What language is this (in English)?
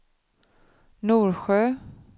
Swedish